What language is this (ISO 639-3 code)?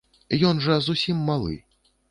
bel